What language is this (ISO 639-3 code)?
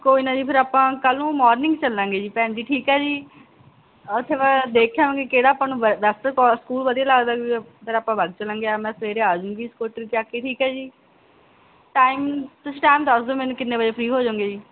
pan